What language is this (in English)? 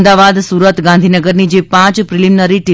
Gujarati